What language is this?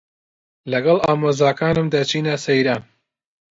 Central Kurdish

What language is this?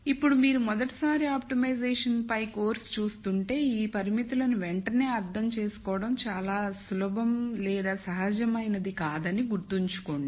Telugu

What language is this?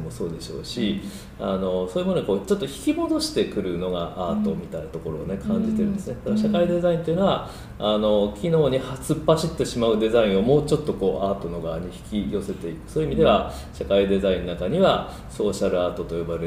Japanese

